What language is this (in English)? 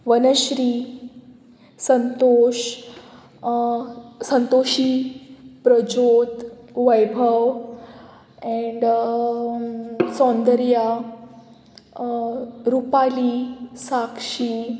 Konkani